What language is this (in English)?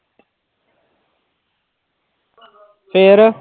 Punjabi